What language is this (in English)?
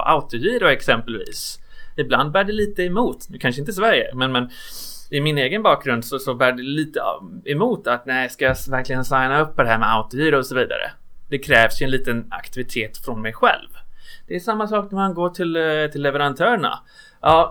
Swedish